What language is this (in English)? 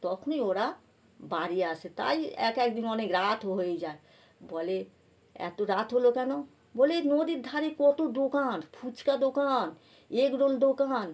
Bangla